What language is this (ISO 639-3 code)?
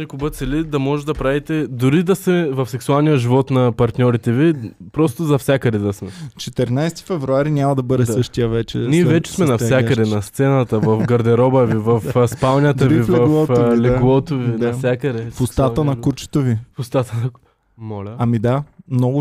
bul